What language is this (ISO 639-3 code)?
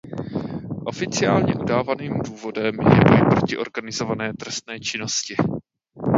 ces